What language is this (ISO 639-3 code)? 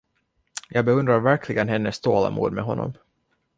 swe